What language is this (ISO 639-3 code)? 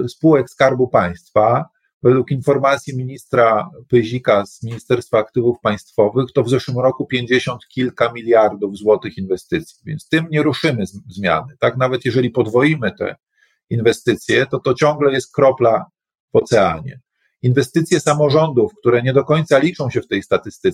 pol